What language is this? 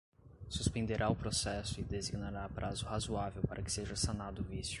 Portuguese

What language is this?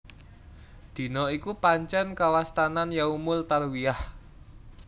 Javanese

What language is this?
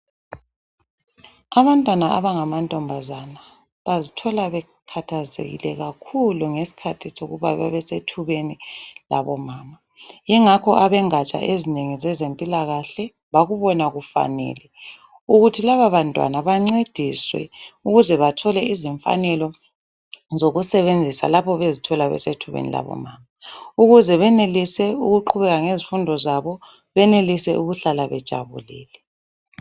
North Ndebele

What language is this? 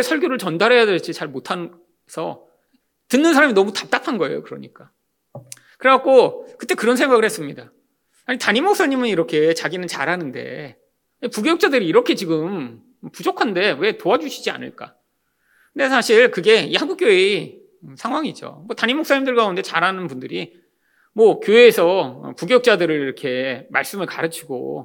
Korean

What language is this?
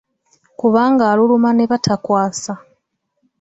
Ganda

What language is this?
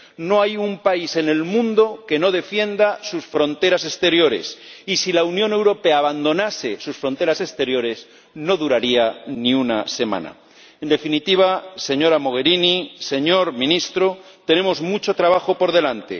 Spanish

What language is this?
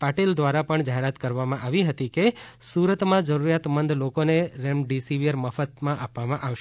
Gujarati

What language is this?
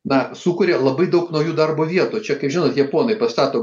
Lithuanian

